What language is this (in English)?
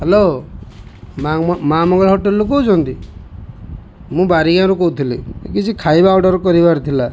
Odia